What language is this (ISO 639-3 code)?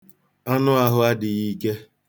ibo